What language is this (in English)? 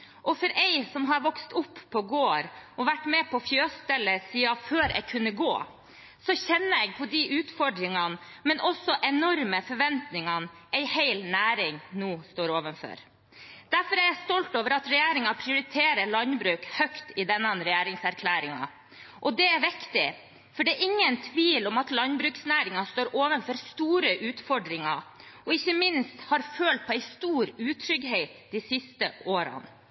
Norwegian Bokmål